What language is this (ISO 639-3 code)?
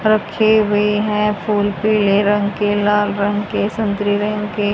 hin